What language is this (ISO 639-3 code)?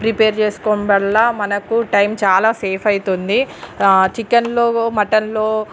tel